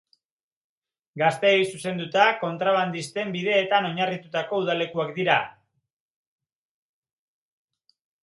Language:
Basque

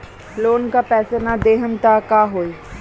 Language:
Bhojpuri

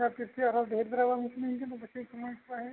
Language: Santali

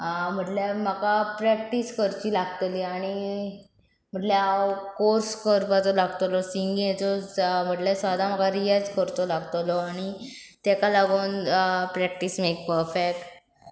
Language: Konkani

